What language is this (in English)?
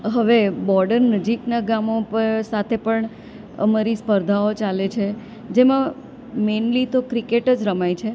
Gujarati